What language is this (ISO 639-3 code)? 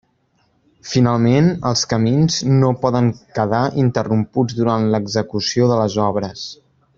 cat